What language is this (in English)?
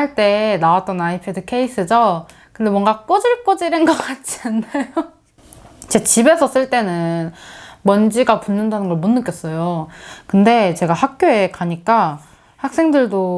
Korean